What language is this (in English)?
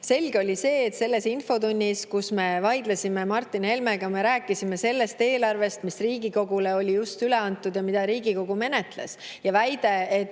Estonian